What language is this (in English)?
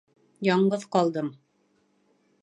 Bashkir